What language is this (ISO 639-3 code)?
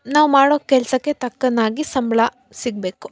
kan